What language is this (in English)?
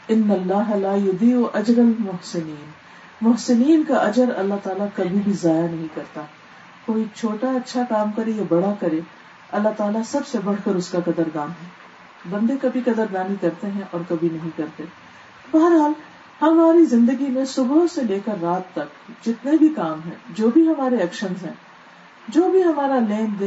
Urdu